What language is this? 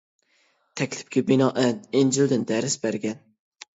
Uyghur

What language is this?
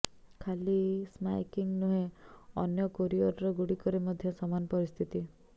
Odia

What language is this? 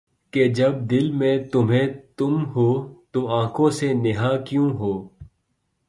Urdu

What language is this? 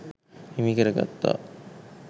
Sinhala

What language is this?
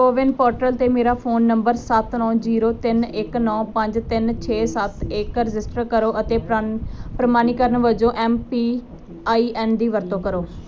Punjabi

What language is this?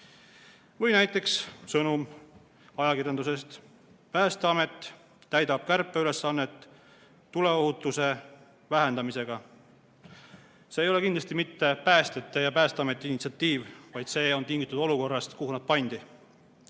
Estonian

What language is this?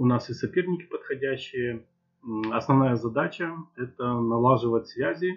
Russian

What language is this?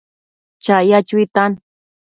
Matsés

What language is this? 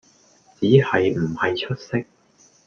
Cantonese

